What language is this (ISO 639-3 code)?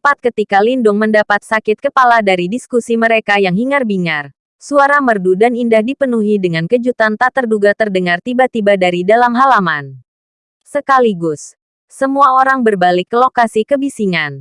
ind